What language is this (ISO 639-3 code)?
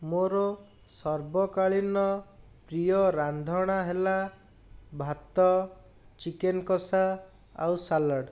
ori